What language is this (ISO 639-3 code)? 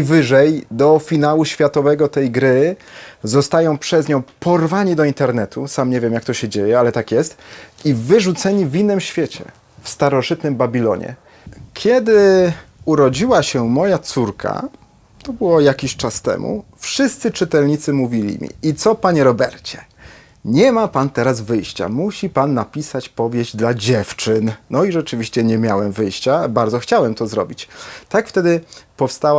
pol